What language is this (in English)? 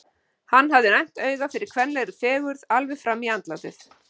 Icelandic